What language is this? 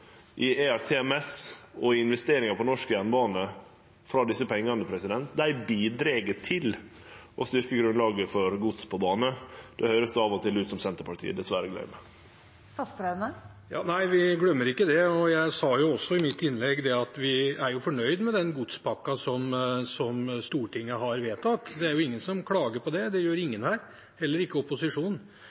Norwegian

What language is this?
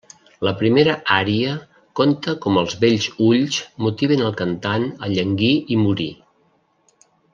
Catalan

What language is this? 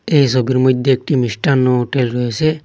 Bangla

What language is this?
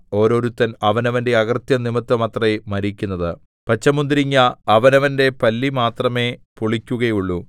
Malayalam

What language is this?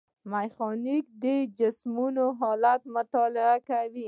Pashto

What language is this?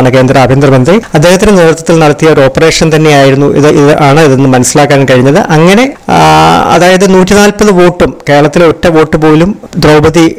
Malayalam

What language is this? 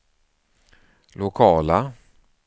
Swedish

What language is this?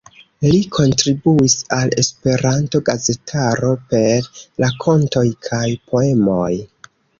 Esperanto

